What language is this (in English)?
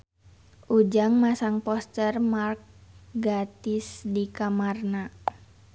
Sundanese